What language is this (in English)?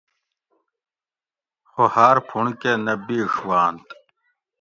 Gawri